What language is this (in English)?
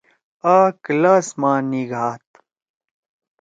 Torwali